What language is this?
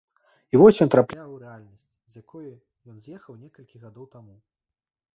Belarusian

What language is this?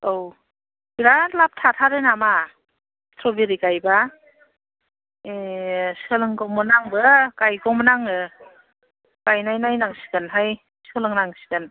Bodo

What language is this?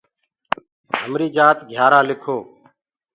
Gurgula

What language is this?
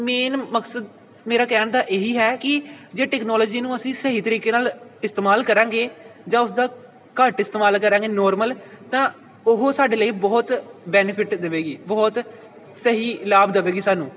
Punjabi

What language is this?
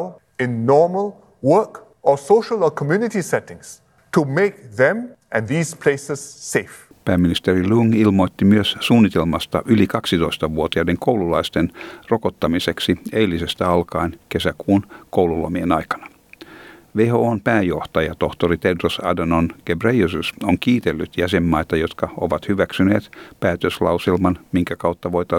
Finnish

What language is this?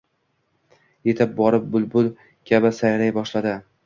Uzbek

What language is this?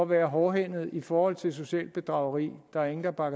Danish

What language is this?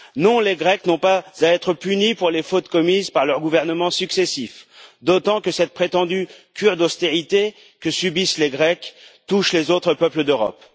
French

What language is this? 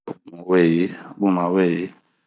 Bomu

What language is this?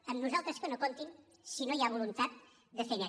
Catalan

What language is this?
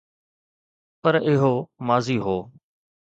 Sindhi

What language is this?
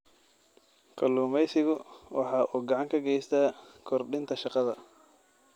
Somali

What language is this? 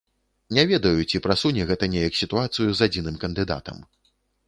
Belarusian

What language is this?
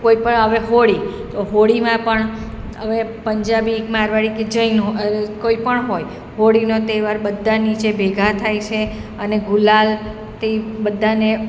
Gujarati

